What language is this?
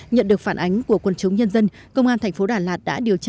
Vietnamese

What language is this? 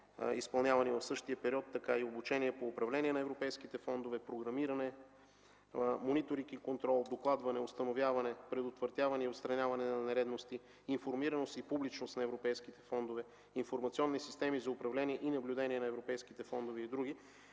Bulgarian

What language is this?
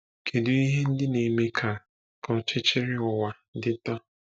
Igbo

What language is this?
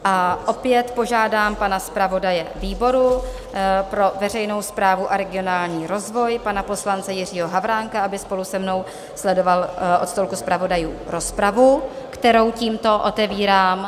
Czech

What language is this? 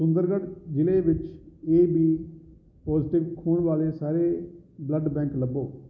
Punjabi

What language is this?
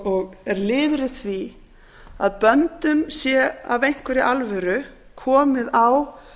Icelandic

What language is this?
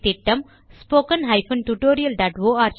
Tamil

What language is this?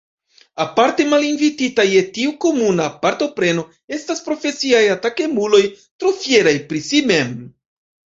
Esperanto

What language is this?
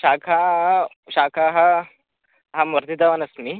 Sanskrit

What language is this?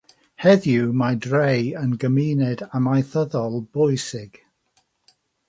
Welsh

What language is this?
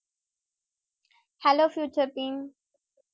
Tamil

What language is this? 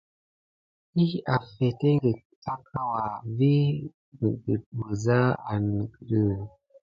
Gidar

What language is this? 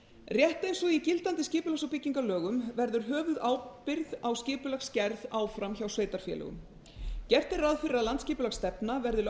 Icelandic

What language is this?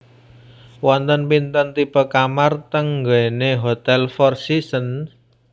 Javanese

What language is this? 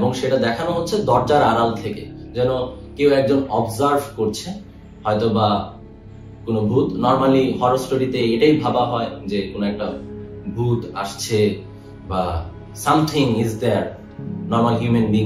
Bangla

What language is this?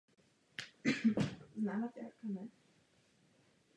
Czech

